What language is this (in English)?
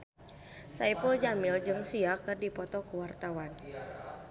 Sundanese